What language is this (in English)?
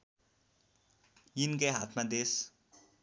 Nepali